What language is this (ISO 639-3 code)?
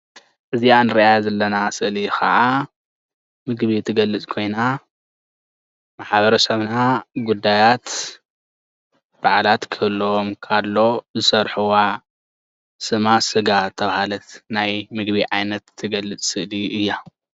tir